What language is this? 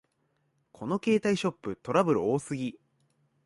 Japanese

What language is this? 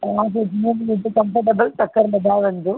Sindhi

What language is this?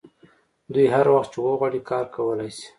Pashto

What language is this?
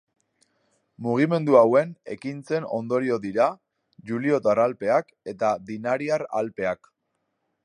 Basque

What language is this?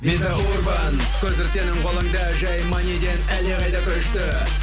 Kazakh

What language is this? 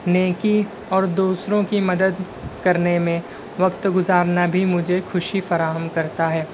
Urdu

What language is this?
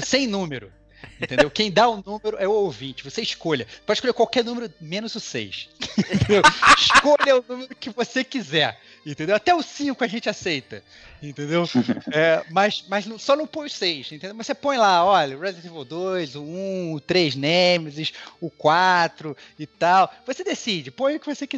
Portuguese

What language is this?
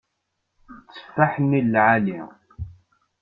Kabyle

